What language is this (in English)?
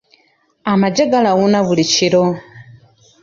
Ganda